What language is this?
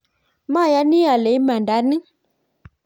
Kalenjin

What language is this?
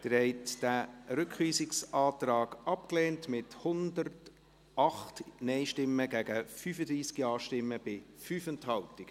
Swiss German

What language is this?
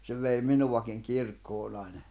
Finnish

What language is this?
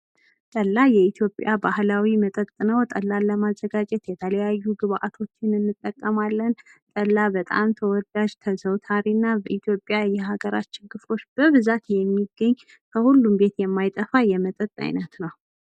Amharic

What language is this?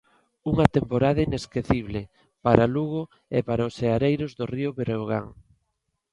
Galician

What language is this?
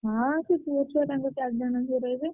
Odia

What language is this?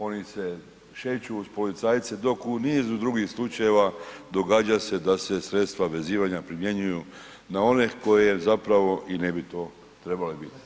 Croatian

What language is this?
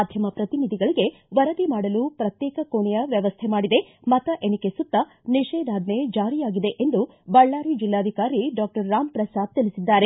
Kannada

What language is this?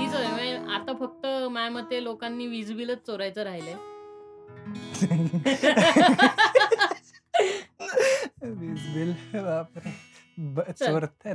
Marathi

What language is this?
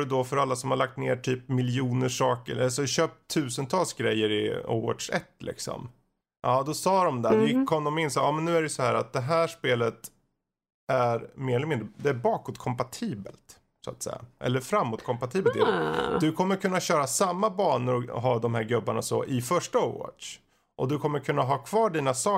Swedish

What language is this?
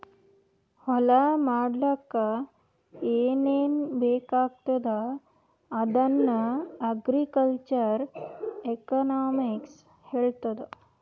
Kannada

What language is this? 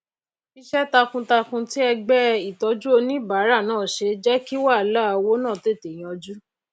Yoruba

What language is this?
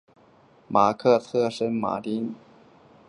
Chinese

